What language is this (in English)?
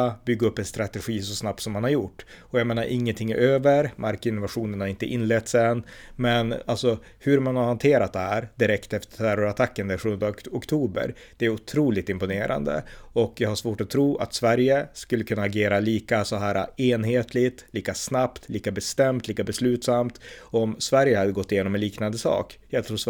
Swedish